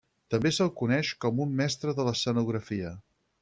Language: Catalan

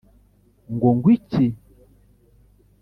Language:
Kinyarwanda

